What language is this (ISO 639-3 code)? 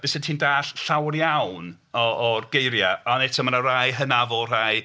cym